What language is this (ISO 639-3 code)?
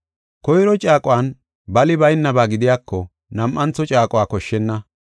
gof